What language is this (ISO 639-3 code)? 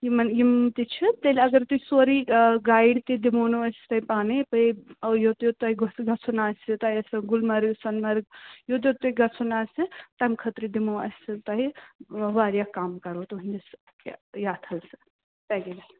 kas